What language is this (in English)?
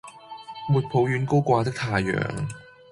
Cantonese